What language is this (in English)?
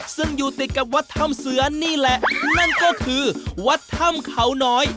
Thai